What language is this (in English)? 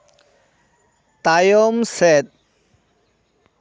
Santali